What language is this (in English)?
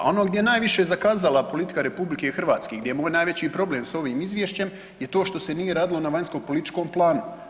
Croatian